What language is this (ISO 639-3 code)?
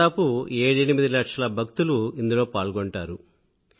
tel